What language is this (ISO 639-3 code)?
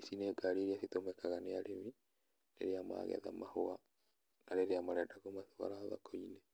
kik